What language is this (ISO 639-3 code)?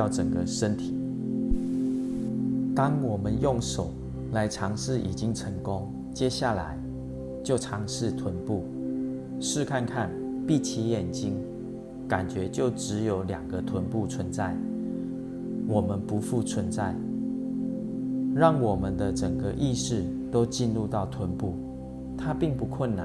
zho